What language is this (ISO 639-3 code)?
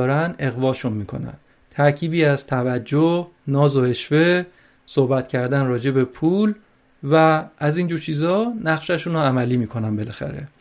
fas